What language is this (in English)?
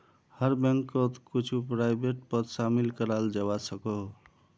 Magahi